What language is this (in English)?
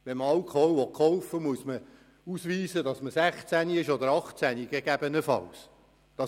Swiss German